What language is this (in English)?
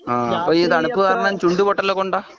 Malayalam